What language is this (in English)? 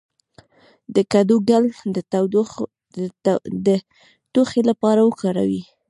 Pashto